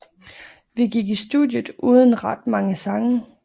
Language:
Danish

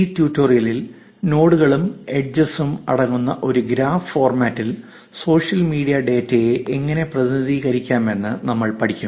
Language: Malayalam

